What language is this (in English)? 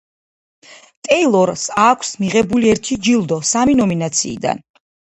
Georgian